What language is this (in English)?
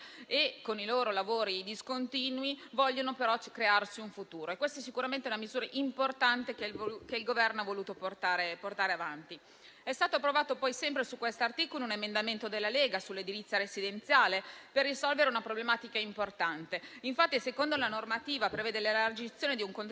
Italian